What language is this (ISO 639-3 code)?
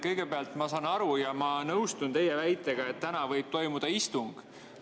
est